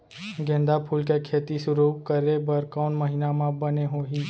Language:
Chhattisgarhi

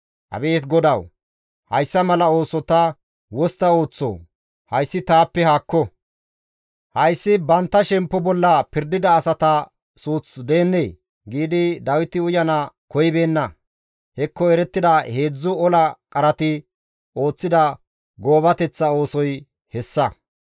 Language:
Gamo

